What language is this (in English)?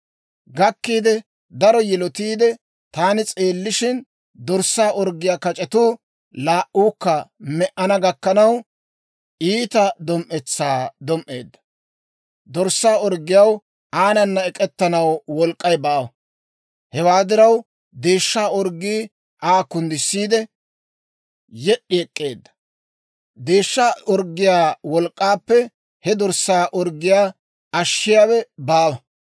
Dawro